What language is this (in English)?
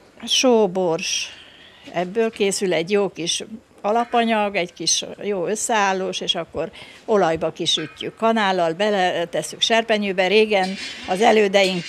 Hungarian